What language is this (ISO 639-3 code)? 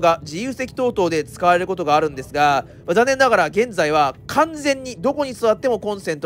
jpn